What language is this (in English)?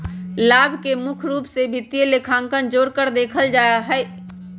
Magahi